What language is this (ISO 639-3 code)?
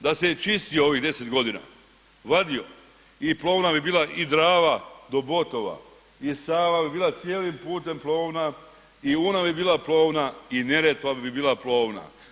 hrv